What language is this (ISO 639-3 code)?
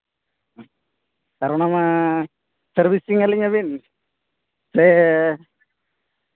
sat